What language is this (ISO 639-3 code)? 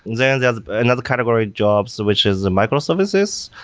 eng